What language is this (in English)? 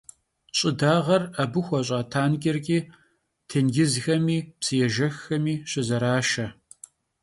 Kabardian